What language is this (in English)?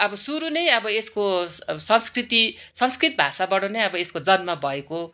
Nepali